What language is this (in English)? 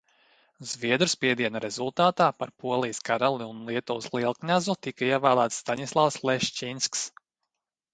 Latvian